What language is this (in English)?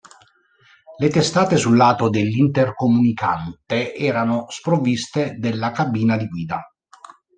Italian